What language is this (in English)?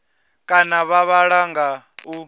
Venda